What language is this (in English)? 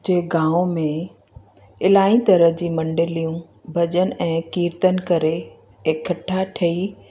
Sindhi